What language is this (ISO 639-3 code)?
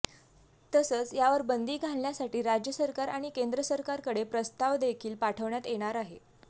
mar